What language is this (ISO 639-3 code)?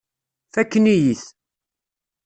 kab